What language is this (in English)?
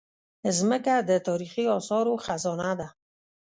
Pashto